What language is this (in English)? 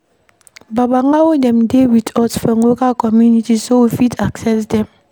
Nigerian Pidgin